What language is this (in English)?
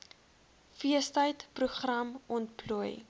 Afrikaans